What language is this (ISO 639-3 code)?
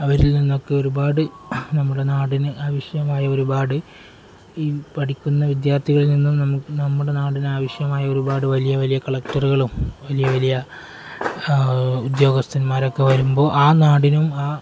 mal